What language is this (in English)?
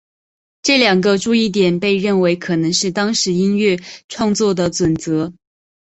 Chinese